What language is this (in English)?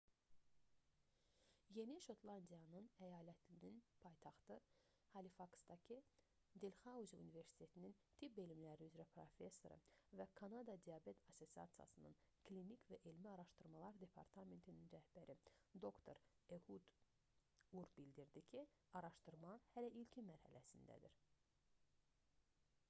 Azerbaijani